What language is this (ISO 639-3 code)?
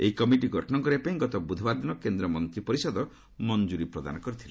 ori